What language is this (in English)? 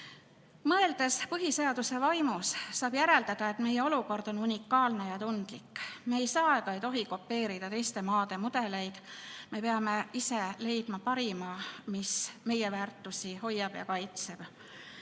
Estonian